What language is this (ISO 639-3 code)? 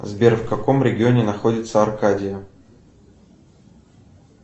rus